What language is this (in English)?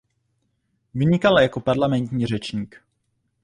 Czech